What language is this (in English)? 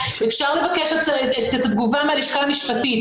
Hebrew